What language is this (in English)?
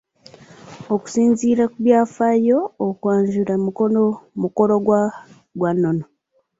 Ganda